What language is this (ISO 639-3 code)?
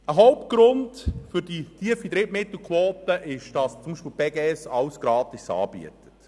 gsw